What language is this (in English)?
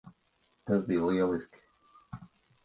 Latvian